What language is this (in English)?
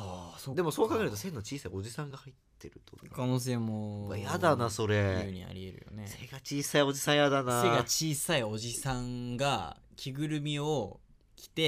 Japanese